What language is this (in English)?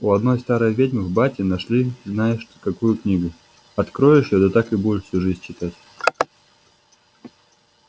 Russian